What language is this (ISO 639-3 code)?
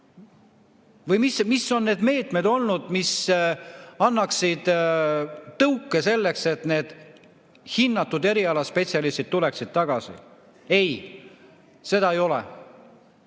est